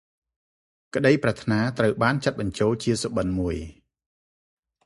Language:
Khmer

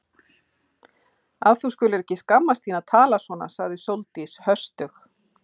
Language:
Icelandic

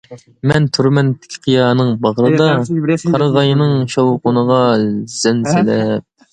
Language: Uyghur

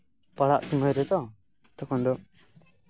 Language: Santali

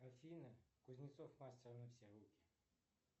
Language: Russian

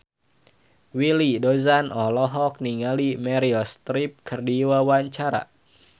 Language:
Sundanese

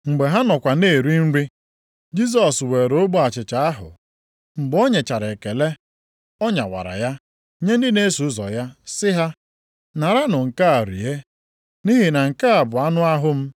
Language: Igbo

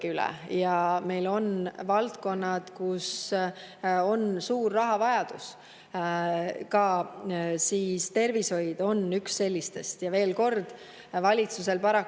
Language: Estonian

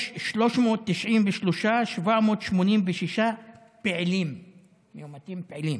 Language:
Hebrew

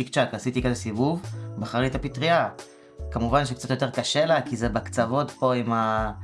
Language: Hebrew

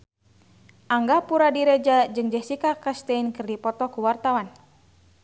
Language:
Sundanese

